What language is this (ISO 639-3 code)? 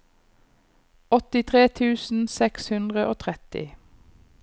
nor